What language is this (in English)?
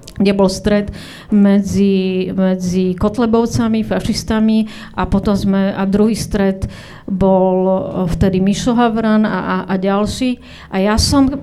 Slovak